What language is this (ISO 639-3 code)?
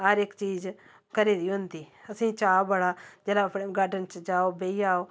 doi